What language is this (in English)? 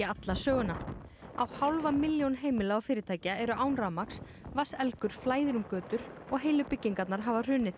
Icelandic